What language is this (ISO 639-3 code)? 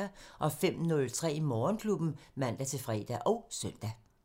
dan